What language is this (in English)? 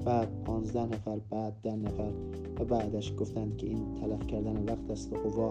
Persian